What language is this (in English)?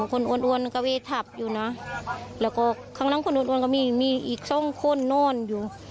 Thai